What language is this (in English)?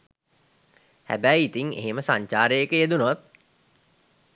Sinhala